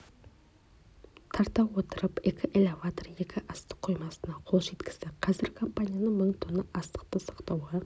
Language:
Kazakh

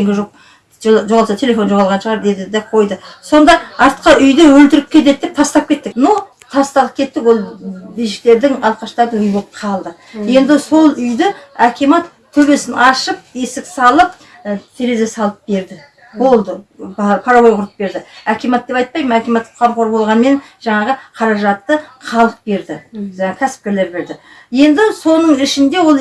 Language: Kazakh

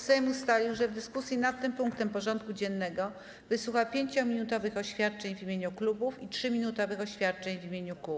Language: Polish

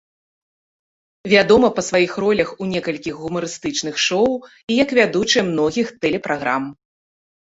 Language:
Belarusian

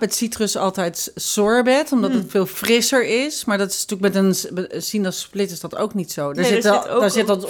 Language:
Dutch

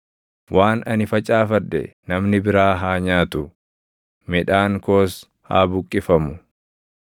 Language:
Oromo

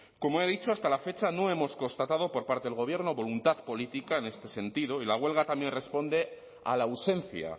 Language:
Spanish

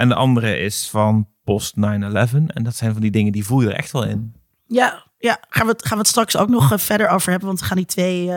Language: Dutch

